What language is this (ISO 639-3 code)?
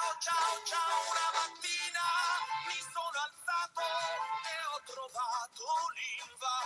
ind